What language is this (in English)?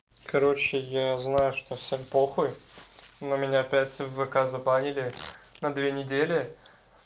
Russian